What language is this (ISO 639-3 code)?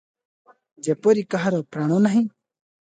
ori